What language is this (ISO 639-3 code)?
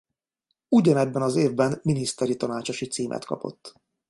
hun